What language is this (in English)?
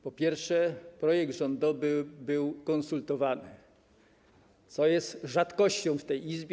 Polish